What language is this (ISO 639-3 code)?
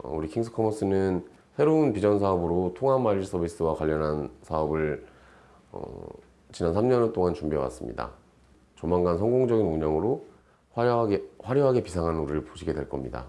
kor